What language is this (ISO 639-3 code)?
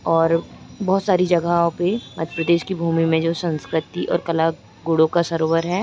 hin